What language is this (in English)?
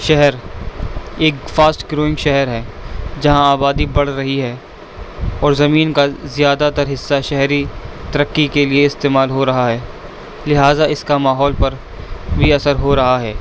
Urdu